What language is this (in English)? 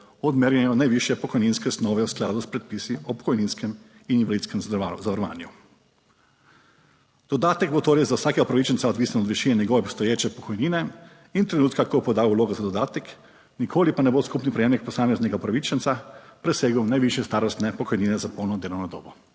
Slovenian